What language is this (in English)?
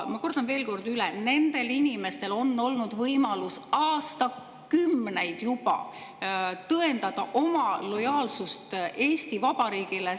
Estonian